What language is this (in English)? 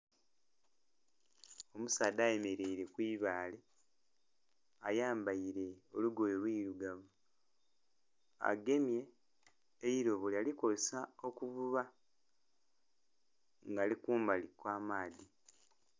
Soga